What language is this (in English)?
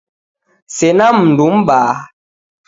Taita